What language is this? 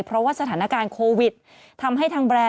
Thai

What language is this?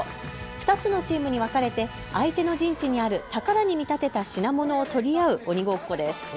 Japanese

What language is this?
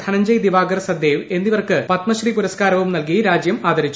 Malayalam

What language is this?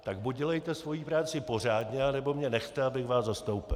Czech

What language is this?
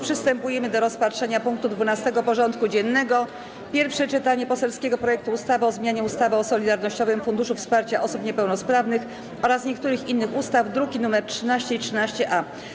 Polish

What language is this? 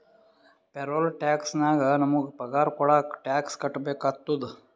Kannada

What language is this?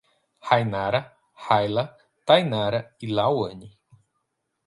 Portuguese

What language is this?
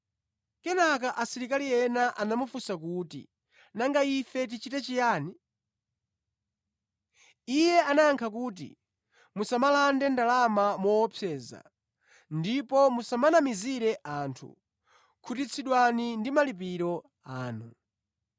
Nyanja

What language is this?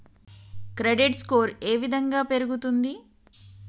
Telugu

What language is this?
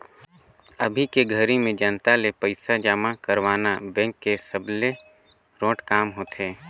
Chhattisgarhi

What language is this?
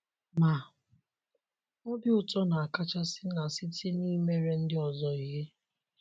Igbo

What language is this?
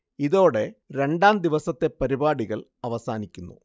Malayalam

